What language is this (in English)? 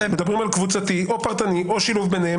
Hebrew